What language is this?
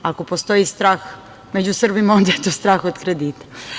Serbian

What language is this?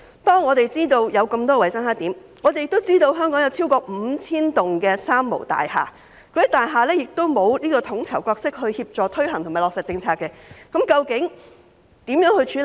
Cantonese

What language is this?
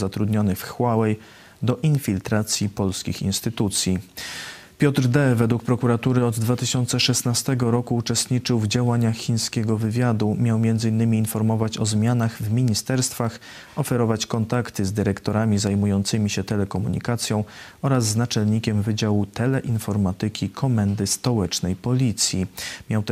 Polish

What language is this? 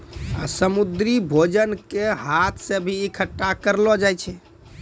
Maithili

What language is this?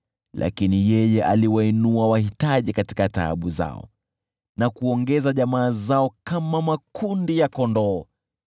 Swahili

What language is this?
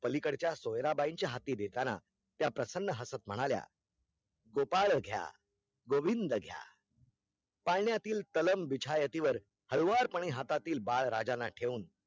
Marathi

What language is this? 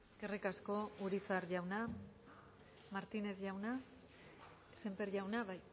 Basque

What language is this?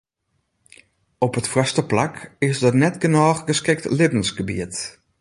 Western Frisian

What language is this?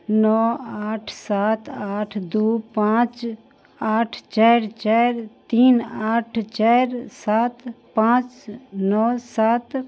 Maithili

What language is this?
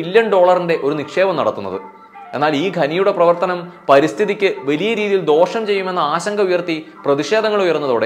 Malayalam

